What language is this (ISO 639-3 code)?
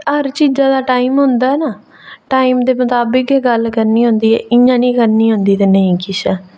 doi